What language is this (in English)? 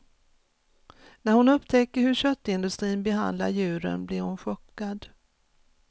Swedish